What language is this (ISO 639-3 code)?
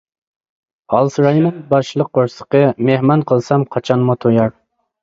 uig